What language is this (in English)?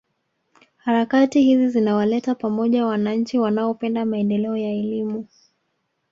Swahili